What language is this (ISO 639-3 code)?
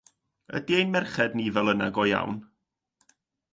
cym